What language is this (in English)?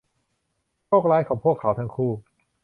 Thai